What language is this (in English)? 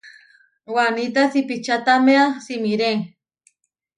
Huarijio